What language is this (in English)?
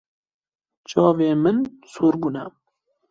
Kurdish